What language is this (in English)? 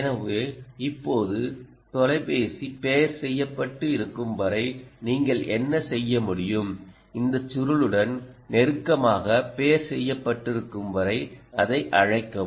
Tamil